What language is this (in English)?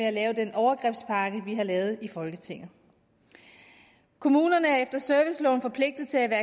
Danish